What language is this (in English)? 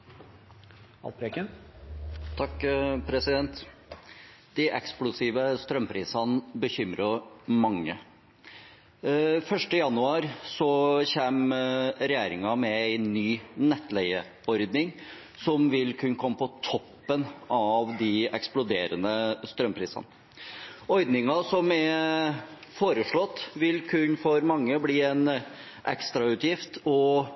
Norwegian Bokmål